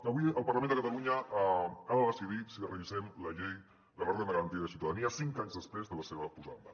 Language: Catalan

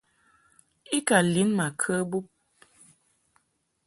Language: Mungaka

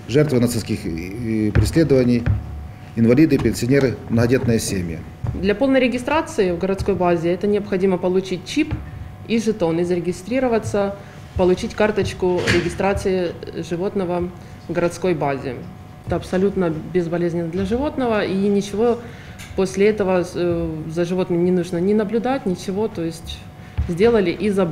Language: Russian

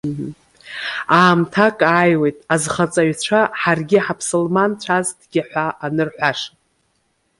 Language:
Abkhazian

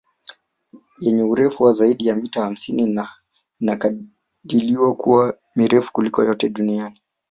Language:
Swahili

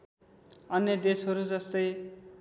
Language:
Nepali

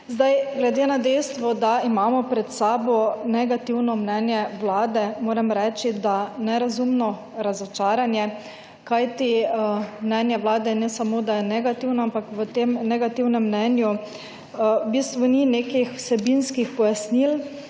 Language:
Slovenian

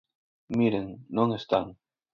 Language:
Galician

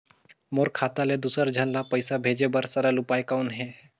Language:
Chhattisgarhi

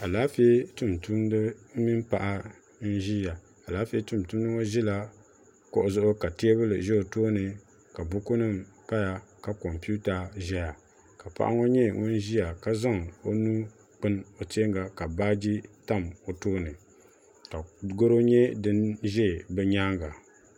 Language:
Dagbani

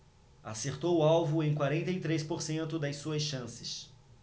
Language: Portuguese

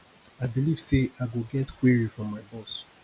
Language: Nigerian Pidgin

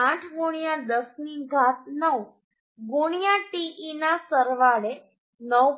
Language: Gujarati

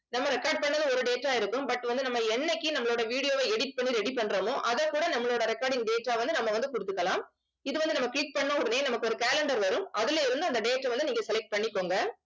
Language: Tamil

